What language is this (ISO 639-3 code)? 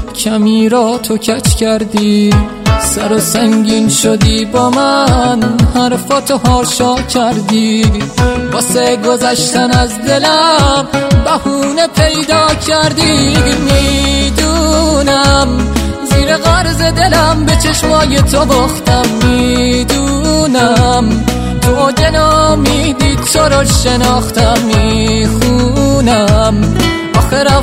fas